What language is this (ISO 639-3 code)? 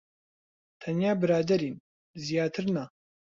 ckb